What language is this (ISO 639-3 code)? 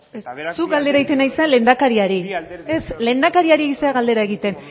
eus